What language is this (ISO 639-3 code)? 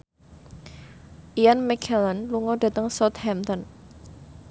jav